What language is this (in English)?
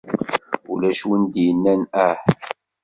Kabyle